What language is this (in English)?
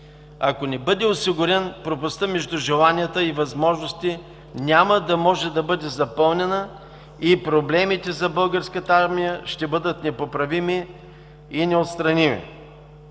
Bulgarian